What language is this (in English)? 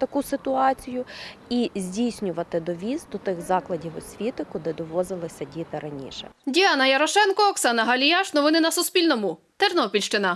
Ukrainian